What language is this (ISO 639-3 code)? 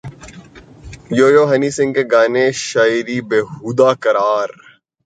urd